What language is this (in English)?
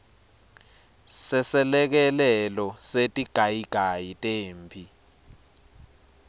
Swati